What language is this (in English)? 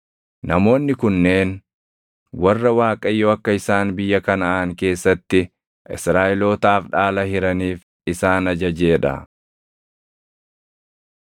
Oromo